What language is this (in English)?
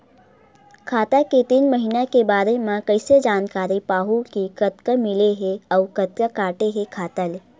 Chhattisgarhi